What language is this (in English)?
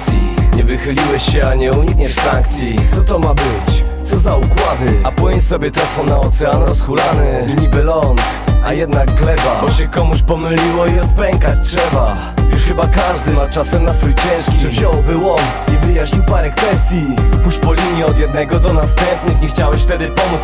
Polish